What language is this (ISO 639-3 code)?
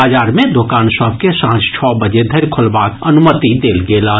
mai